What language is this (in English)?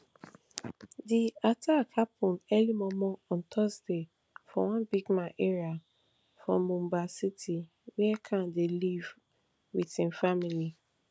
Nigerian Pidgin